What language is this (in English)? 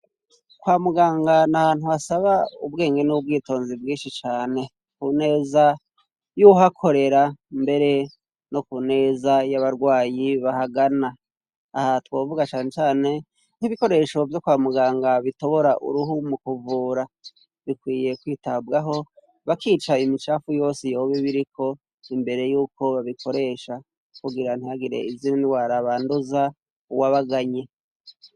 Rundi